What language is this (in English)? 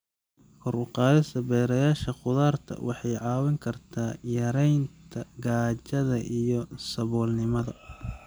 Somali